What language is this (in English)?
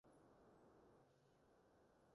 Cantonese